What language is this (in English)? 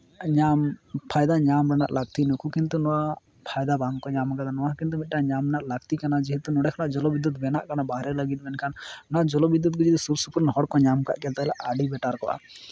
Santali